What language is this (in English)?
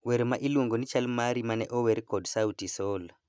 Luo (Kenya and Tanzania)